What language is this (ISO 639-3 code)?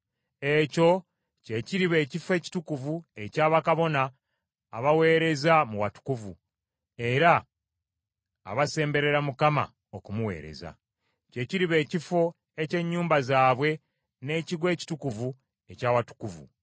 lug